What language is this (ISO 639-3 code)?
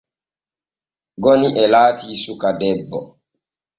fue